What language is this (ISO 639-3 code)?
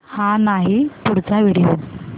mar